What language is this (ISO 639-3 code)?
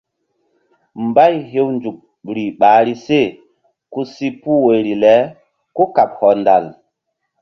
mdd